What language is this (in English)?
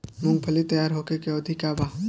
Bhojpuri